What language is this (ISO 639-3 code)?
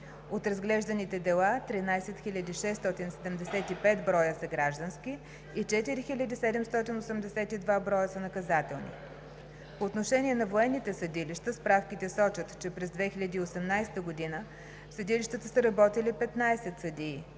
bul